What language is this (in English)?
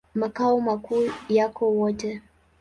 Swahili